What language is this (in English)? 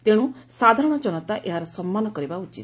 Odia